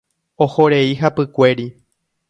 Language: Guarani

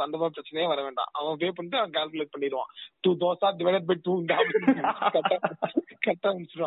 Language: Tamil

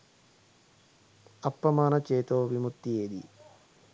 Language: Sinhala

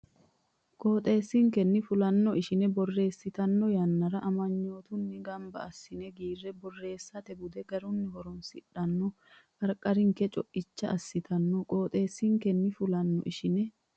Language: Sidamo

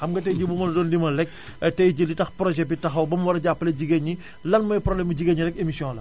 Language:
Wolof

